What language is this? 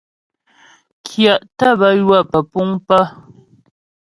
Ghomala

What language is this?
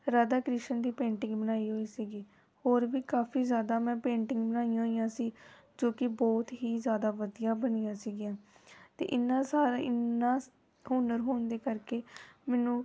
Punjabi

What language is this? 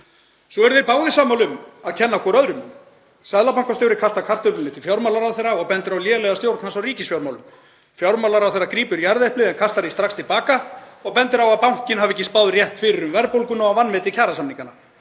Icelandic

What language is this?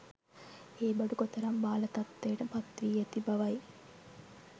Sinhala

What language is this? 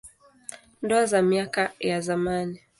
Swahili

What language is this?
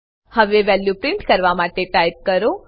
Gujarati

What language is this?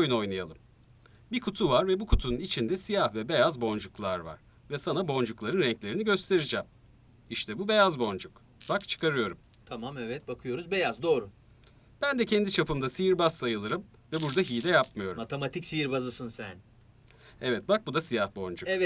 Turkish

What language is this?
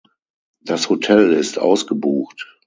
German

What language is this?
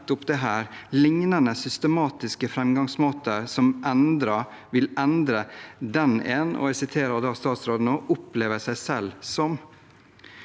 Norwegian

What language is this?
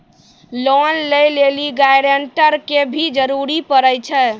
Maithili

